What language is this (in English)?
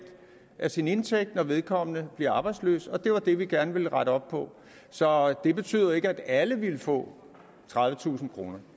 Danish